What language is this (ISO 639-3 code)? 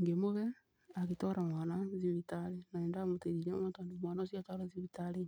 kik